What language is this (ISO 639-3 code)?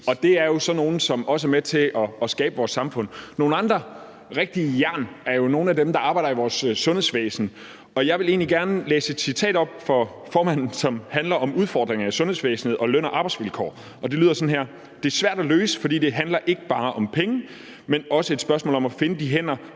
dan